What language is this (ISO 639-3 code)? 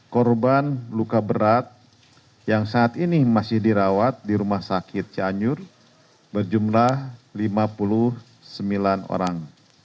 ind